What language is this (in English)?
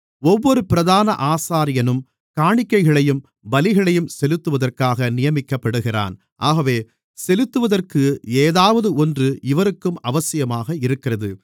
Tamil